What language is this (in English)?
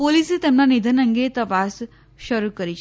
Gujarati